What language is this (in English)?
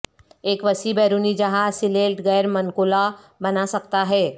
Urdu